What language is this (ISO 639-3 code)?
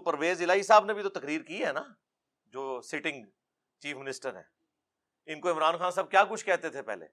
urd